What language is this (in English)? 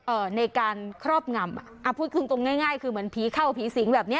Thai